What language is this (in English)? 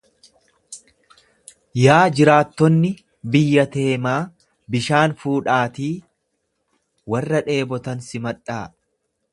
Oromo